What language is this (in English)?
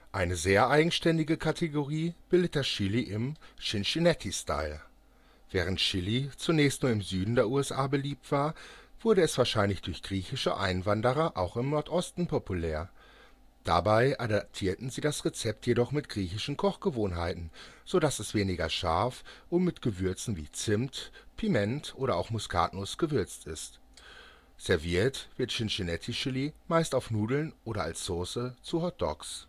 German